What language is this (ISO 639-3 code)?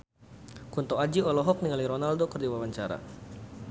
sun